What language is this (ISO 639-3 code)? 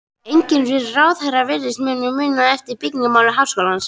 isl